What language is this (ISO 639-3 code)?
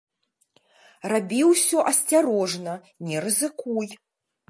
bel